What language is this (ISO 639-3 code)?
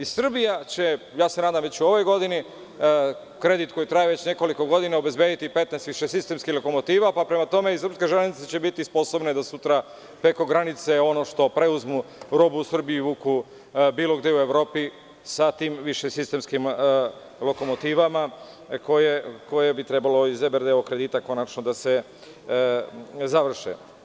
srp